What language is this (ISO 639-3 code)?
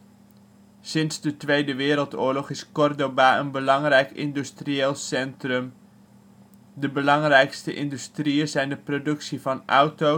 nld